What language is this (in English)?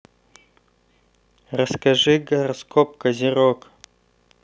Russian